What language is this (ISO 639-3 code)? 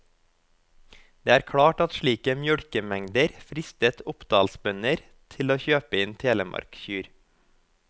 nor